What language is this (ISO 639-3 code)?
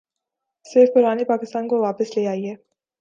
urd